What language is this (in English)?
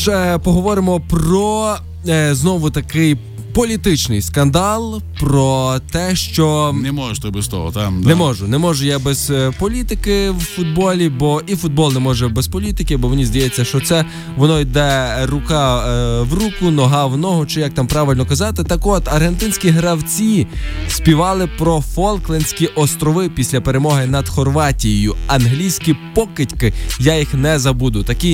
Ukrainian